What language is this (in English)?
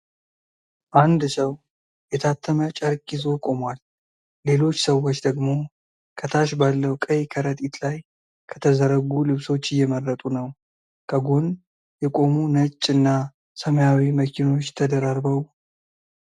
Amharic